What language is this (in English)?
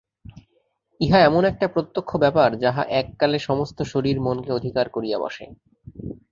Bangla